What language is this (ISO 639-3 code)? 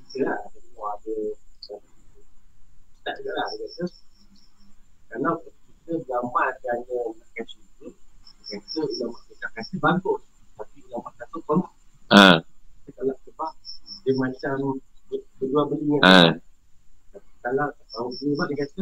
msa